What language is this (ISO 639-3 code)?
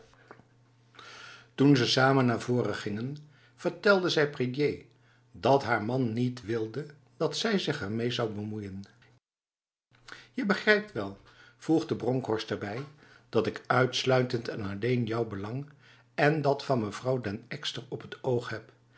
nld